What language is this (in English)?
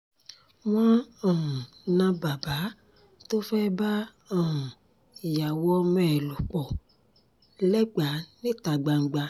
Yoruba